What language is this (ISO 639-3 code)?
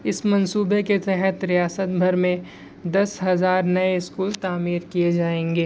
urd